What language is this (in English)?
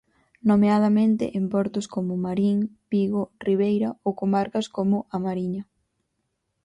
Galician